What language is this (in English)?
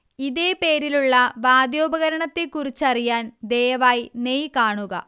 Malayalam